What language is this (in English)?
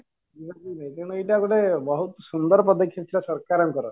Odia